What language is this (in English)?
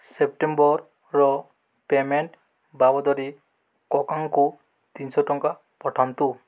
Odia